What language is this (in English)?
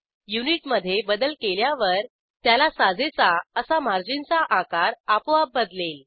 Marathi